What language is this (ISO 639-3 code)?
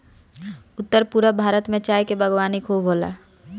bho